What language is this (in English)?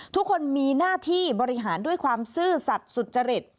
Thai